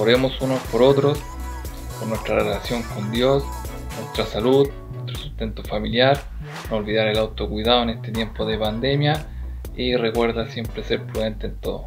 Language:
Spanish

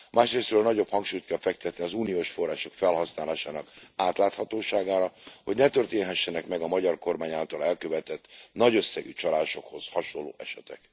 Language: Hungarian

